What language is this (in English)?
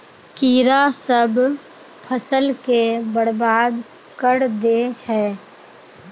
Magahi